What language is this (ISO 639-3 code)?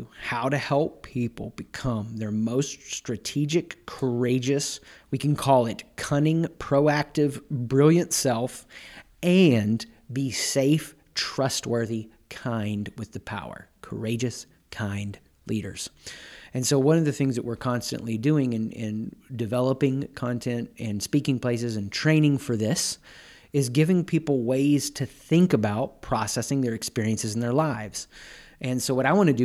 eng